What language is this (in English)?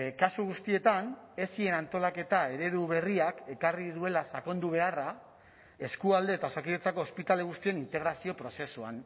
Basque